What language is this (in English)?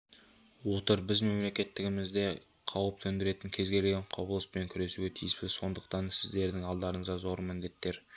Kazakh